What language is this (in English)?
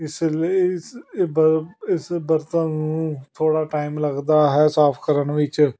Punjabi